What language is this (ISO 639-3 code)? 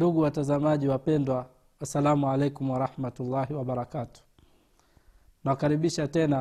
swa